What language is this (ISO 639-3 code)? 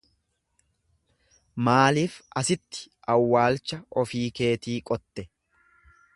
orm